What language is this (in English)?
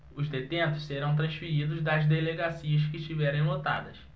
Portuguese